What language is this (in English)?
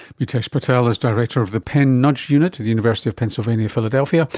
English